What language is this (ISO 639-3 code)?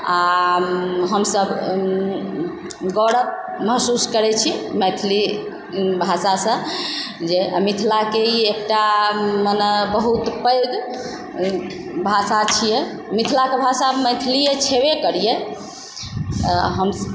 mai